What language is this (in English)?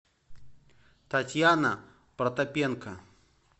Russian